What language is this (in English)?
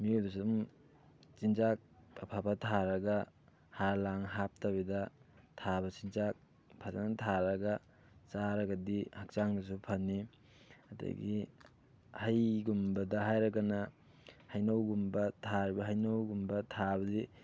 Manipuri